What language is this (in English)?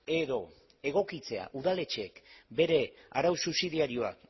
Basque